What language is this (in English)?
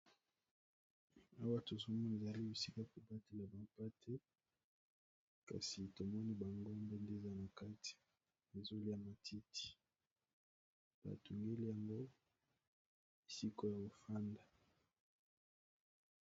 Lingala